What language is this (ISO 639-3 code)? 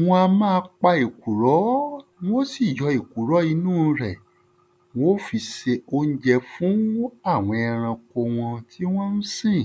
yor